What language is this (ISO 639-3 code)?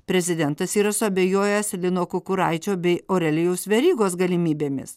lit